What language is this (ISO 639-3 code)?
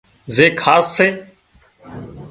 kxp